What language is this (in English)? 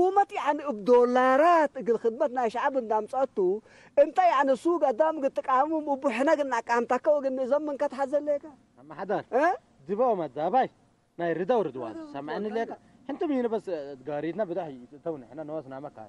Arabic